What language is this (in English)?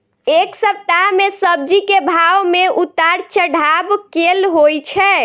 Maithili